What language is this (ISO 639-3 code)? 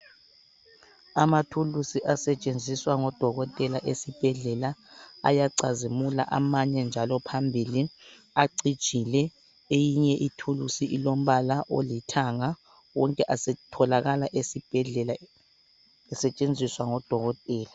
nde